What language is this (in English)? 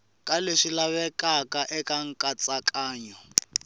Tsonga